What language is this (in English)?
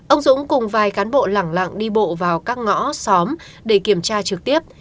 Vietnamese